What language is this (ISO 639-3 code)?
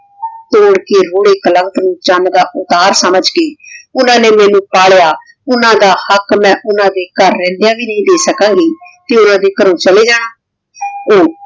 pan